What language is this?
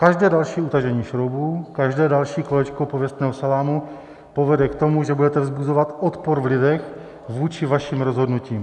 Czech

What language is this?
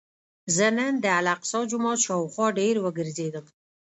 Pashto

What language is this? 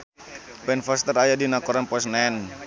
Sundanese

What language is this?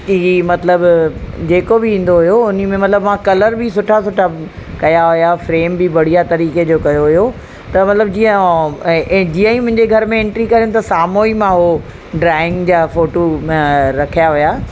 Sindhi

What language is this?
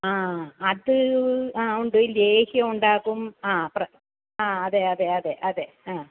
Malayalam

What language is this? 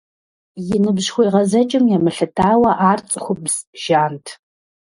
Kabardian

